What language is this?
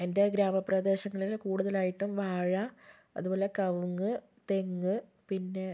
Malayalam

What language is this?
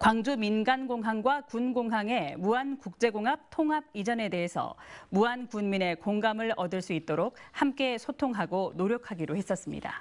Korean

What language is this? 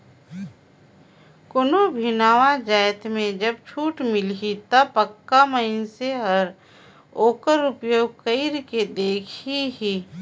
Chhattisgarhi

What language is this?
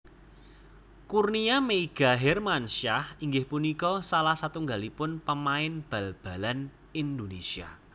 Javanese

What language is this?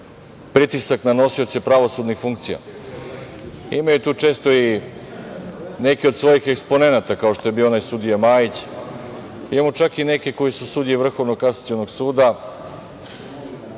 Serbian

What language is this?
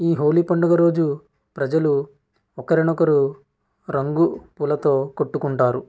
Telugu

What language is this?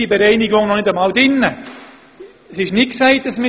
Swiss German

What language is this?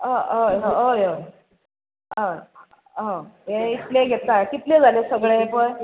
Konkani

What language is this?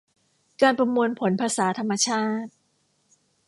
Thai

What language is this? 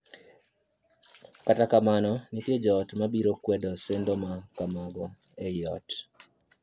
Luo (Kenya and Tanzania)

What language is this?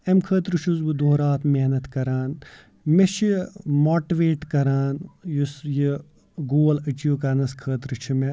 Kashmiri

